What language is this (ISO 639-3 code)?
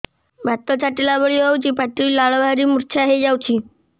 ori